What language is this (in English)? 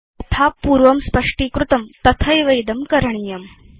Sanskrit